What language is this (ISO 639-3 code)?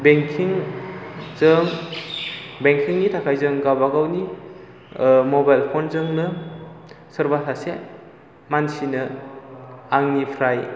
brx